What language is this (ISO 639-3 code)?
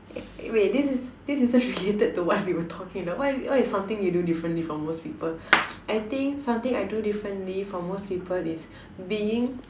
eng